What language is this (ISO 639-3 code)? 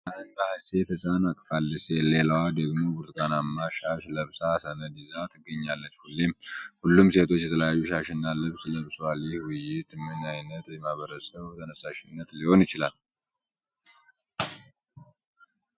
amh